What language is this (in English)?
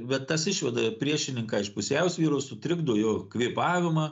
Lithuanian